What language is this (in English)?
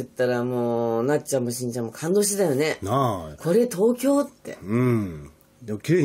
Japanese